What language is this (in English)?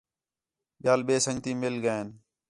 Khetrani